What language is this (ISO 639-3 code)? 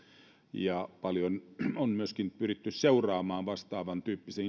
fin